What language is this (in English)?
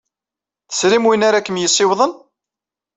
Kabyle